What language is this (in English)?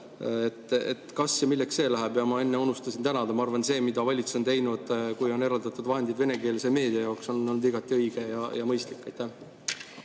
Estonian